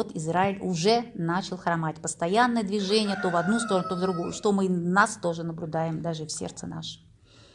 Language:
Russian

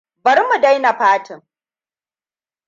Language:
Hausa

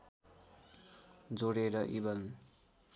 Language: Nepali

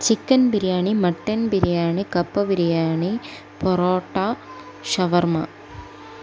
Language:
Malayalam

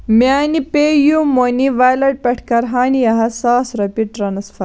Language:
Kashmiri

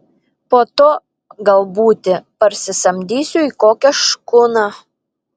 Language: Lithuanian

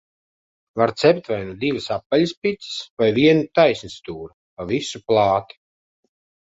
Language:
Latvian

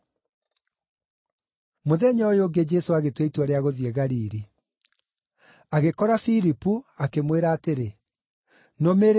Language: Kikuyu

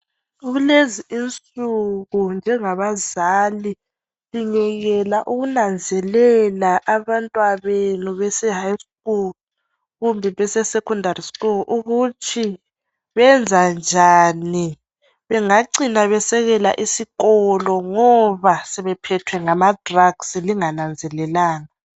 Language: North Ndebele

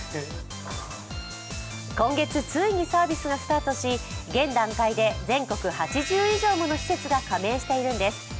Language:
Japanese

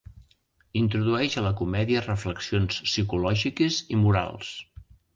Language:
Catalan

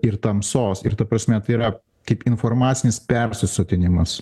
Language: Lithuanian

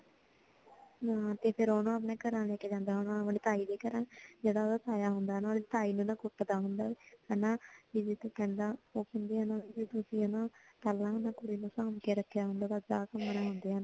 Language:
Punjabi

